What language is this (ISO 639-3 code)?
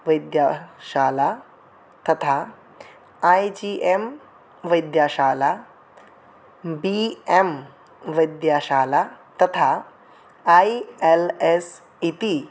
san